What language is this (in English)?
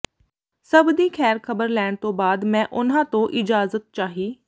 Punjabi